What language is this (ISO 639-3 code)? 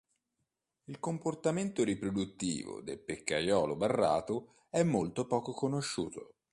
ita